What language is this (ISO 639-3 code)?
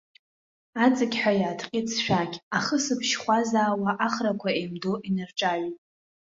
abk